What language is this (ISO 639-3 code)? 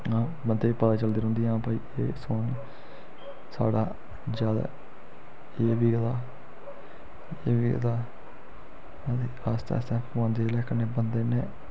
doi